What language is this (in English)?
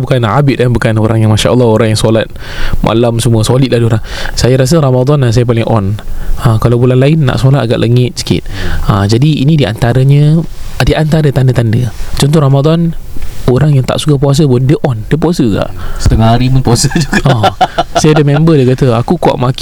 Malay